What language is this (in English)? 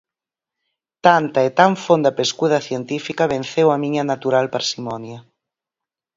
Galician